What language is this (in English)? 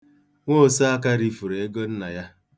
Igbo